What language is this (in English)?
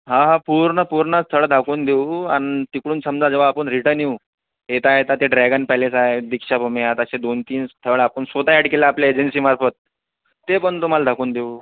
Marathi